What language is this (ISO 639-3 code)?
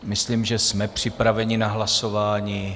ces